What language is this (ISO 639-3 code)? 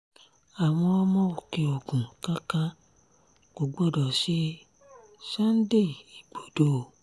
yor